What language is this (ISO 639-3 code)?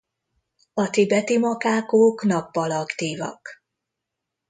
hun